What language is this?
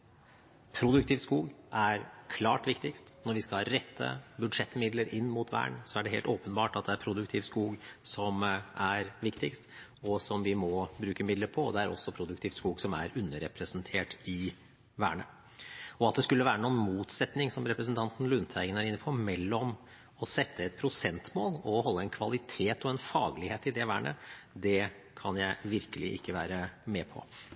Norwegian Bokmål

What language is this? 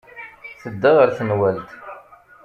Kabyle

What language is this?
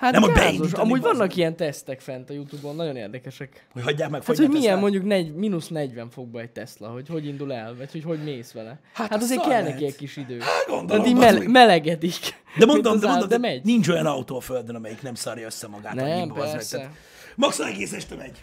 Hungarian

